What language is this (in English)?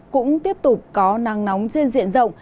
Vietnamese